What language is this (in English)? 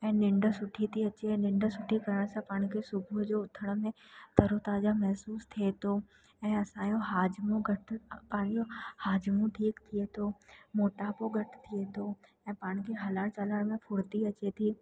Sindhi